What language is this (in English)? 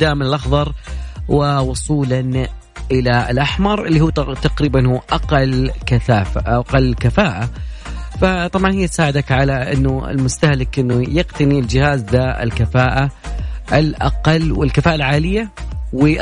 Arabic